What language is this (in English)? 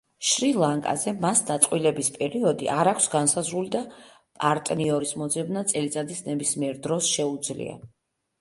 Georgian